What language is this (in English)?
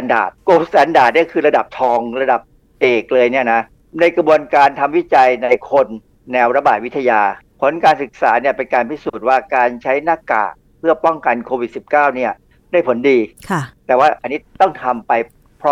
Thai